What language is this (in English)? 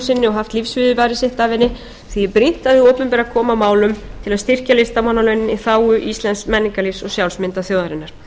Icelandic